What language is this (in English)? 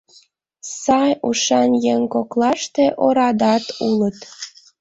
Mari